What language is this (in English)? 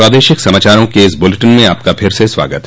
Hindi